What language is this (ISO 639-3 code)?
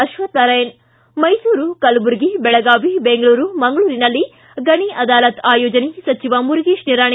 kan